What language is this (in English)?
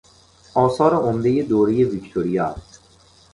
Persian